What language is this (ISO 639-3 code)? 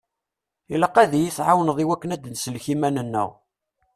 kab